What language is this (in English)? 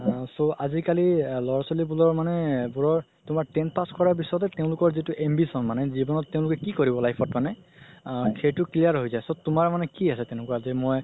Assamese